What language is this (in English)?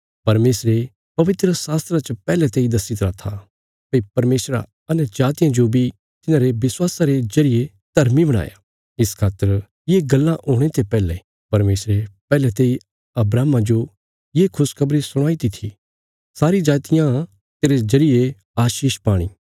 Bilaspuri